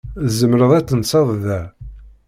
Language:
Kabyle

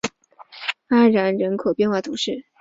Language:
Chinese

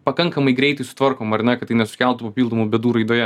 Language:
Lithuanian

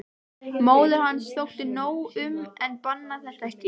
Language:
Icelandic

